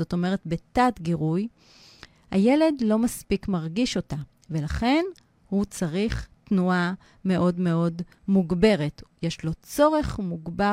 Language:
Hebrew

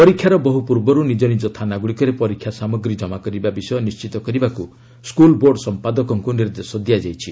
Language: Odia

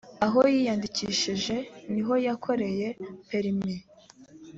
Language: Kinyarwanda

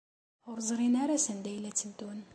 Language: Kabyle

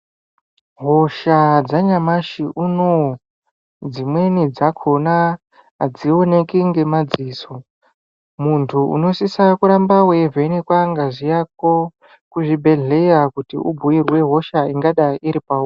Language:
Ndau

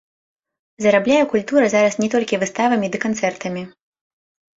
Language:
Belarusian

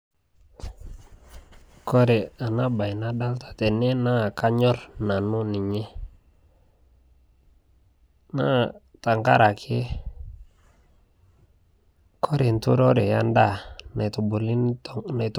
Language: Masai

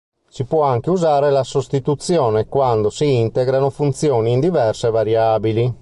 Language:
Italian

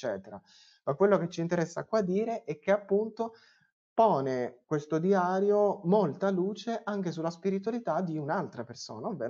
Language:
Italian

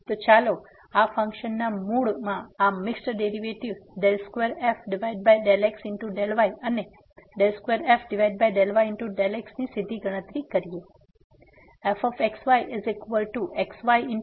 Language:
Gujarati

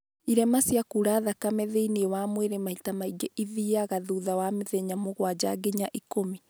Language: Kikuyu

